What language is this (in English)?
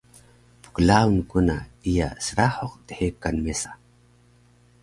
Taroko